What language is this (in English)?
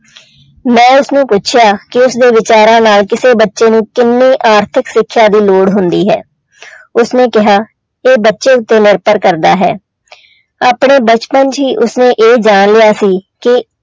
Punjabi